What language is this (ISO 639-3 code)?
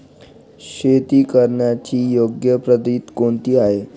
mar